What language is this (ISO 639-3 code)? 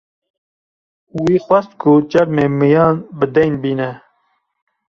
kur